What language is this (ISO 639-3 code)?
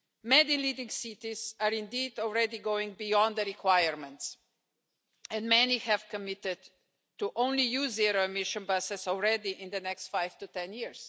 eng